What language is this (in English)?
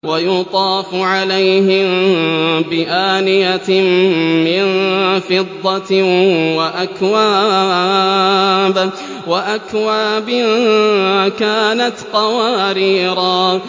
Arabic